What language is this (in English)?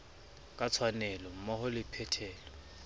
Southern Sotho